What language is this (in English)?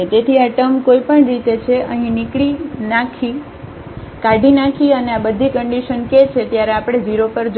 Gujarati